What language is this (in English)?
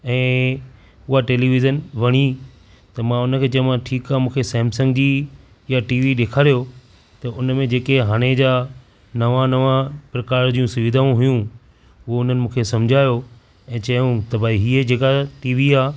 Sindhi